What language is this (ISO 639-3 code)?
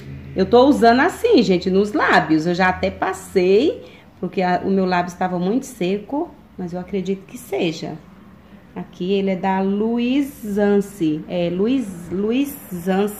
por